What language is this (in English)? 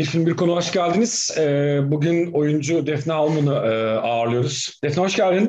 Turkish